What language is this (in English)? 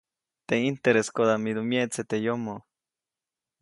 Copainalá Zoque